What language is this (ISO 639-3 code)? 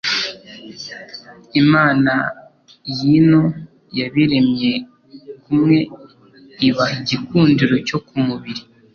kin